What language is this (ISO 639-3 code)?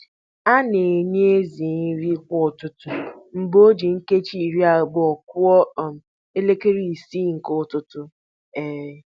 ibo